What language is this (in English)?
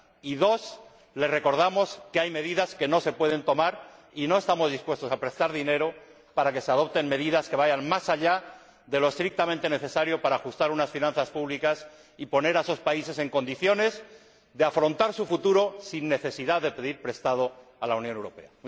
Spanish